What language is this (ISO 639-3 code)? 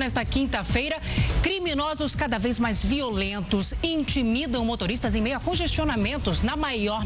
por